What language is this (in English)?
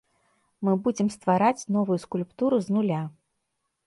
Belarusian